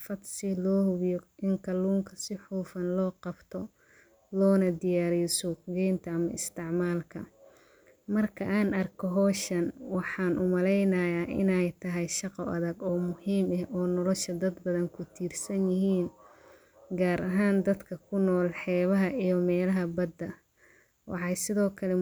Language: Somali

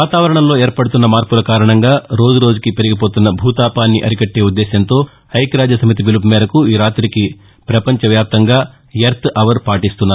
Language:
Telugu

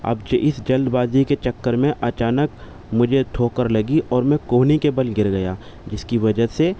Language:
Urdu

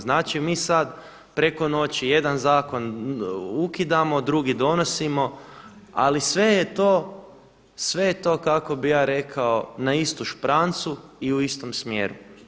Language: Croatian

